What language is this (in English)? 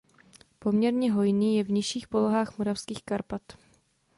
Czech